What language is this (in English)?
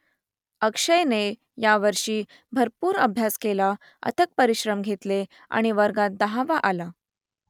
Marathi